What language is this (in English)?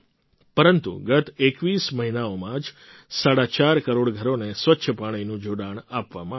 Gujarati